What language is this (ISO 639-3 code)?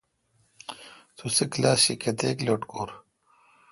xka